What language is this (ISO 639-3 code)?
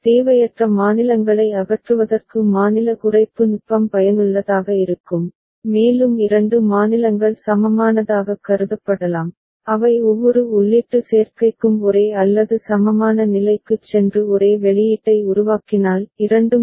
tam